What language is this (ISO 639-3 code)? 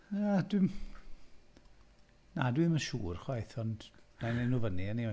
cym